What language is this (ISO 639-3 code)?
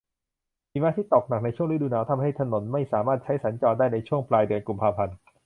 tha